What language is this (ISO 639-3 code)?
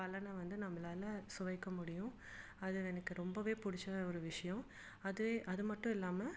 tam